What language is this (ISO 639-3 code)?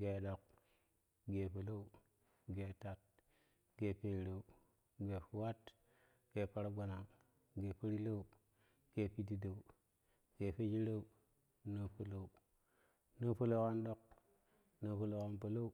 kuh